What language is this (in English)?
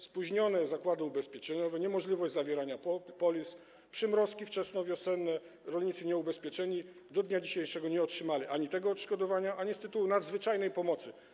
Polish